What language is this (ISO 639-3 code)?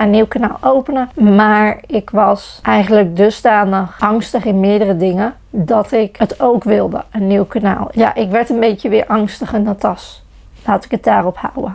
nld